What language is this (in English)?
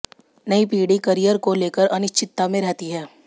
Hindi